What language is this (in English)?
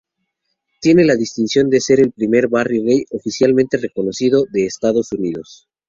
Spanish